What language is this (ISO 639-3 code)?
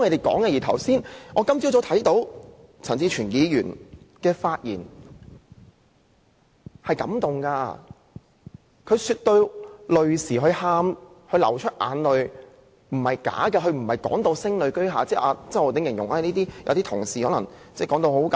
yue